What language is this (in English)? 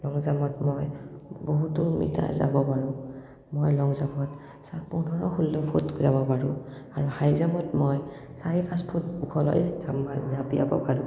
Assamese